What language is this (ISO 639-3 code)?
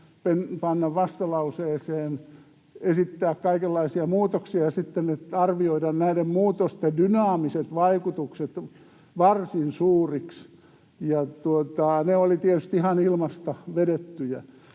fin